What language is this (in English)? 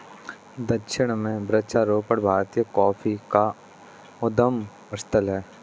Hindi